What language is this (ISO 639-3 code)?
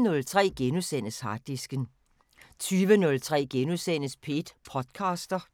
dan